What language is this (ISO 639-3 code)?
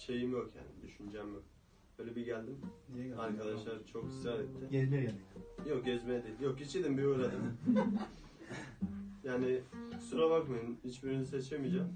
tur